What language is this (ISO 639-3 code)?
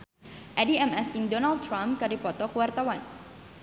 sun